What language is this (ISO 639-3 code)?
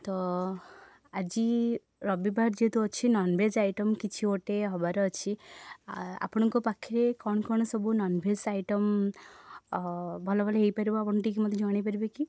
ori